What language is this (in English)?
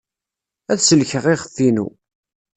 Kabyle